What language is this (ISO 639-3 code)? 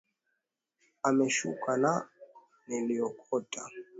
swa